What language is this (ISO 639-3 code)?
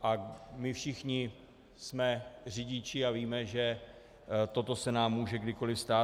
ces